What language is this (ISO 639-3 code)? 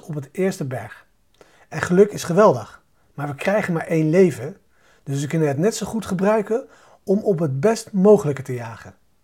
nld